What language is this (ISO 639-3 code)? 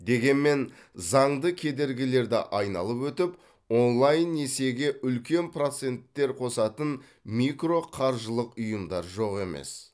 kaz